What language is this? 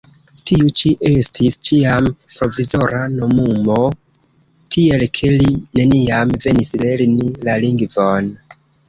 Esperanto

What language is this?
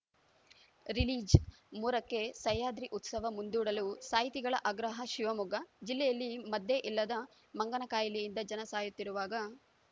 Kannada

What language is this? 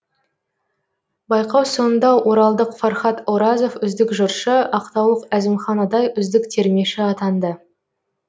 Kazakh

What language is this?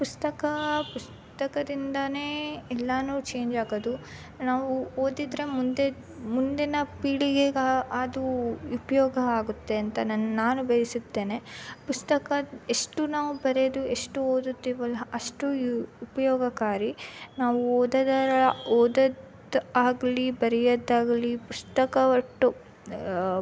Kannada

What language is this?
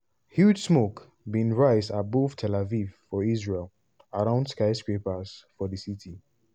Nigerian Pidgin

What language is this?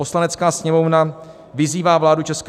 Czech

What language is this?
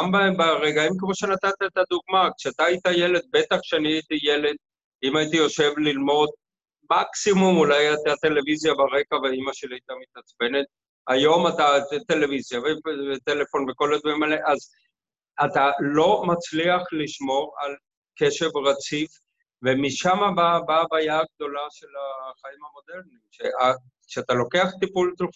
Hebrew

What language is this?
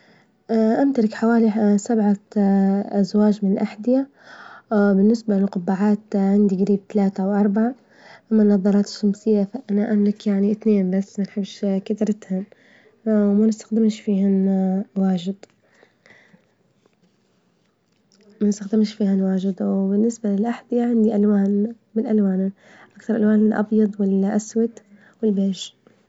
Libyan Arabic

